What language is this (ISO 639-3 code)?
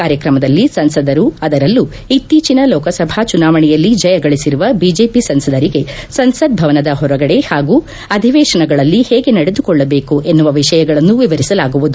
kan